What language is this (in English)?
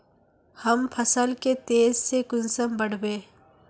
Magahi